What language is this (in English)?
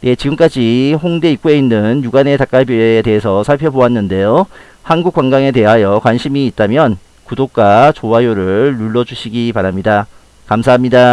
Korean